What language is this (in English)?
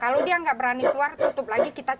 Indonesian